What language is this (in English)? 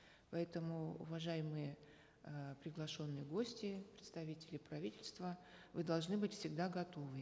Kazakh